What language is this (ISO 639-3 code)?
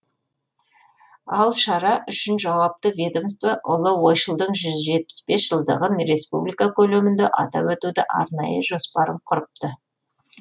kaz